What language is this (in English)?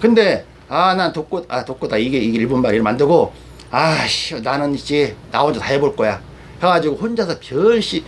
Korean